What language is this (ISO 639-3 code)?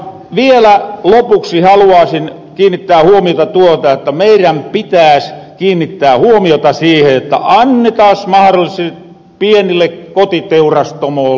fin